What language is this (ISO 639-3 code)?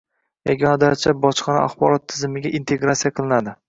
uzb